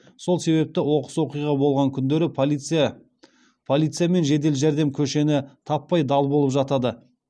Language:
Kazakh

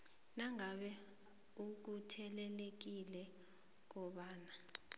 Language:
South Ndebele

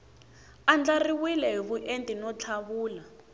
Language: Tsonga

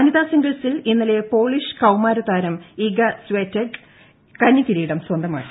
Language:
Malayalam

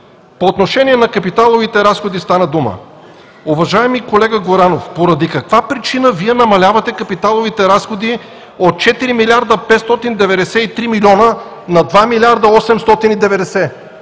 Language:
Bulgarian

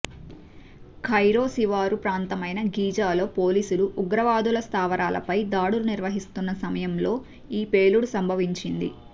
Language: Telugu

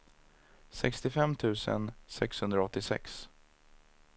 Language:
Swedish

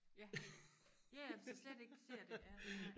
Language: Danish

